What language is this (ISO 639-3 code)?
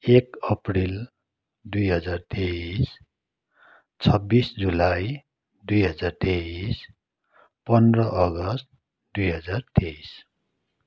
nep